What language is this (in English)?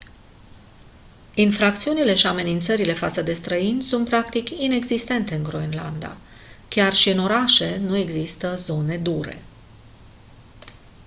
Romanian